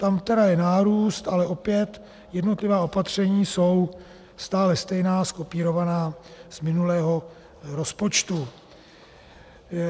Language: Czech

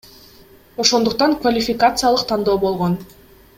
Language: Kyrgyz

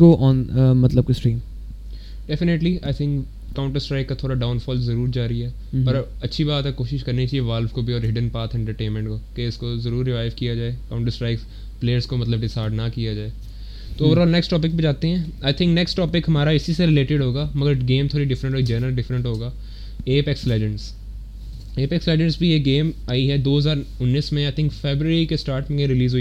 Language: Urdu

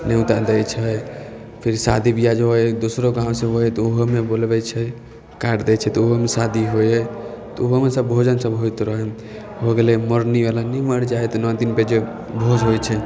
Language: Maithili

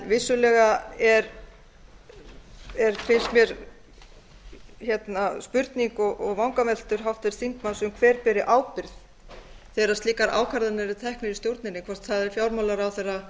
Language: Icelandic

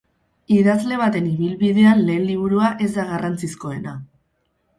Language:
Basque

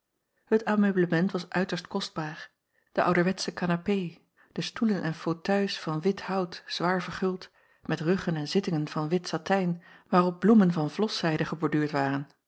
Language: Dutch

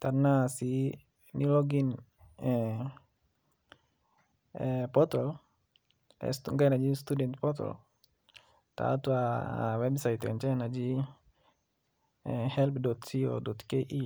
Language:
Masai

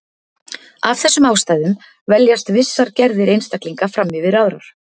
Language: Icelandic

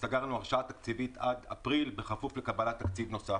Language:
Hebrew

